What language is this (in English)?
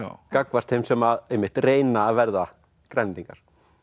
Icelandic